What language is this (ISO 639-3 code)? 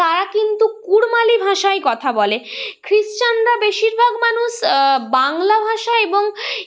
ben